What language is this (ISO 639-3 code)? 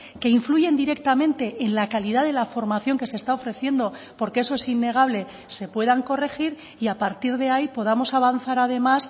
spa